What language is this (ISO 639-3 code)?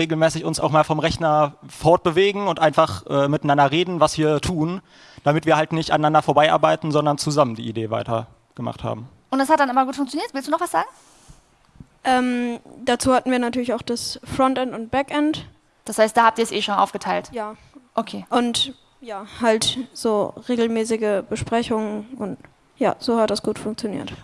deu